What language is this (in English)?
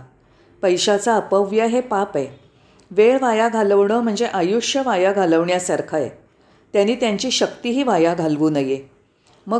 Marathi